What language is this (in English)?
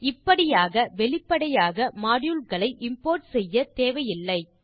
Tamil